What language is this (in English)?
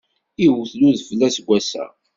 Kabyle